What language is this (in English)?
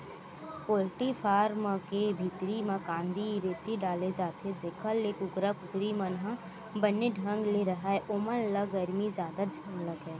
Chhattisgarhi